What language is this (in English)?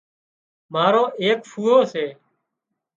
Wadiyara Koli